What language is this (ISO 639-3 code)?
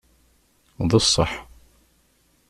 kab